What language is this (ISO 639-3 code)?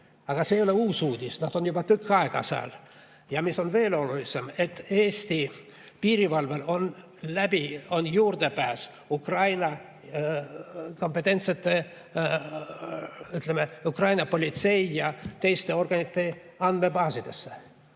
est